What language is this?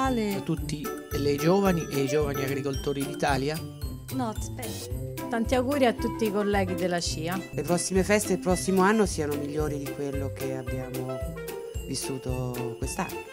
Italian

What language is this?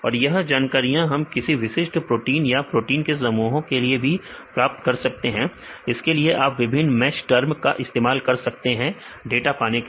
Hindi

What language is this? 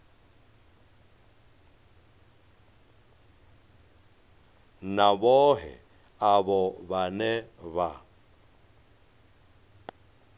Venda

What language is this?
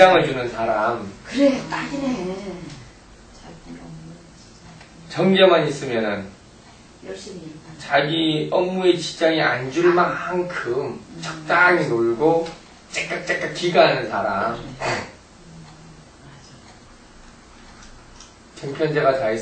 Korean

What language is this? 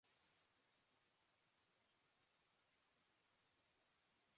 Basque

